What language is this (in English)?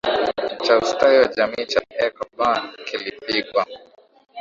Swahili